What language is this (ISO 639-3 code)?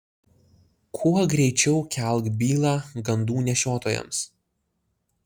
lit